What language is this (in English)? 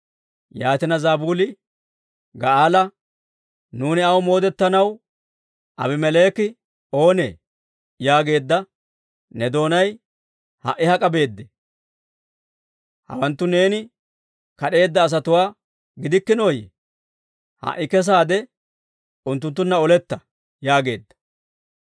Dawro